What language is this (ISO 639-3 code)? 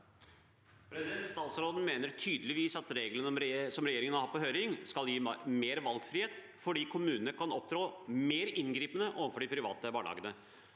nor